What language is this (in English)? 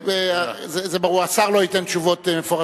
Hebrew